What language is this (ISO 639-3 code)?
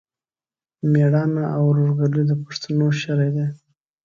pus